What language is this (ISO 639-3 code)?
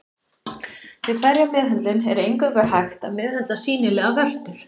isl